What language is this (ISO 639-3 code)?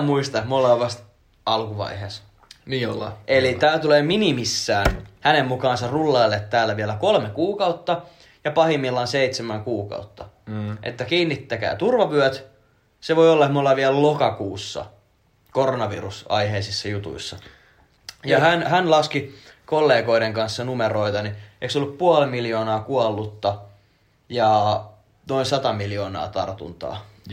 fin